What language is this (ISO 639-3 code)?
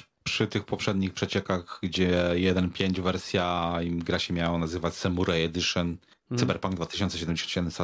pol